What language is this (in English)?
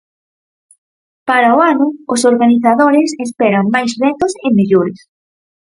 Galician